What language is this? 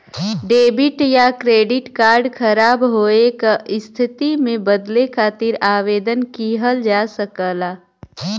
Bhojpuri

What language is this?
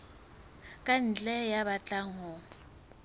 Southern Sotho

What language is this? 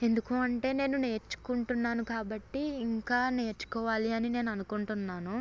Telugu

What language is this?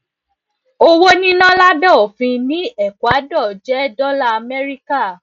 Yoruba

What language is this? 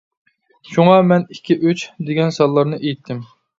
Uyghur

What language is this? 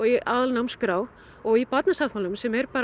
Icelandic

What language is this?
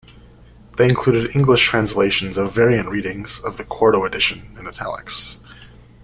English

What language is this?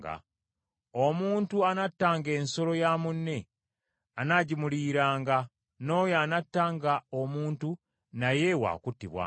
Ganda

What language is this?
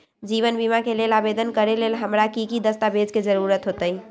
Magahi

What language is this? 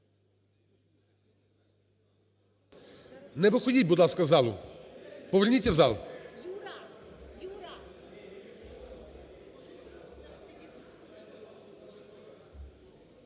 Ukrainian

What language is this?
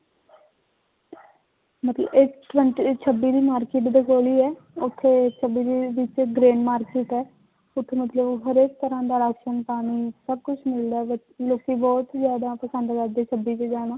Punjabi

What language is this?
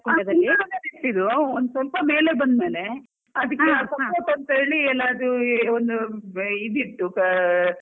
Kannada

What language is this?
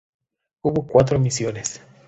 Spanish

